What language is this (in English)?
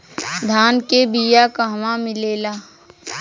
Bhojpuri